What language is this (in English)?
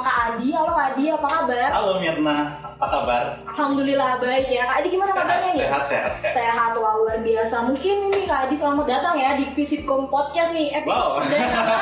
Indonesian